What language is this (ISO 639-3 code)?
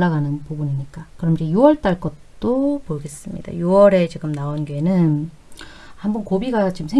kor